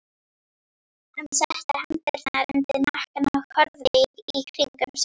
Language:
Icelandic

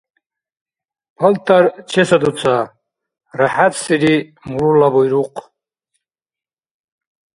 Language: Dargwa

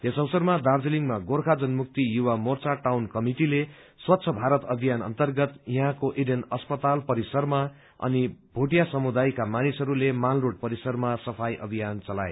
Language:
Nepali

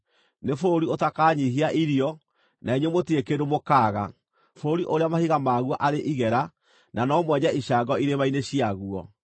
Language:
Kikuyu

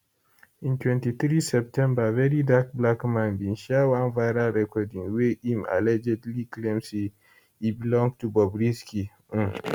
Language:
Nigerian Pidgin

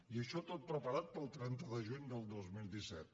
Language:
Catalan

